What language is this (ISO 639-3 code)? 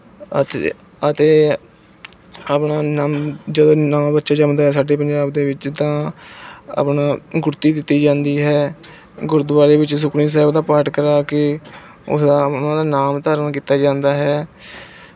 pan